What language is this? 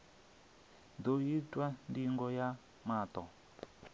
Venda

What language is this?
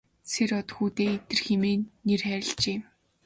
Mongolian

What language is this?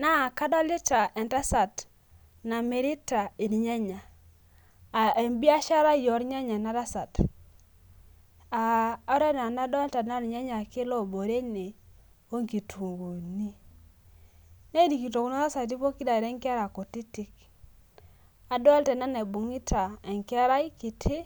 Masai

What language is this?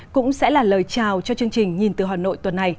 Vietnamese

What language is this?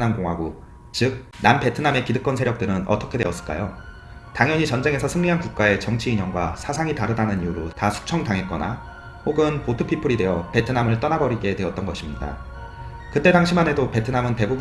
Korean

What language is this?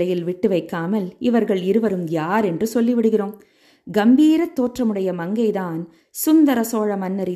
Tamil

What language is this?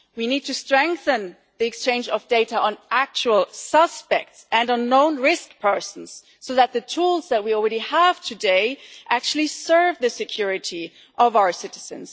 English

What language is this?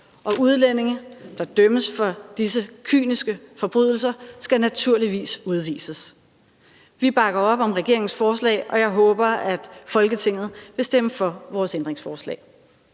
Danish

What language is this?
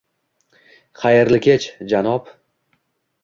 Uzbek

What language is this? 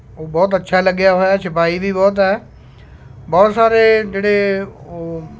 Punjabi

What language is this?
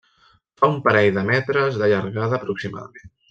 Catalan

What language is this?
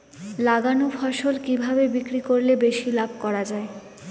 Bangla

